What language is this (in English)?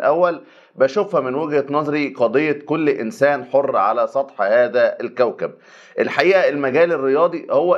Arabic